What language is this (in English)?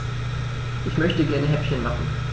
German